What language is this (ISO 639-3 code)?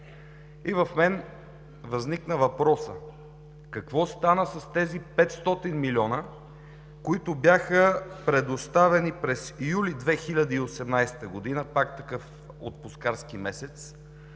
bul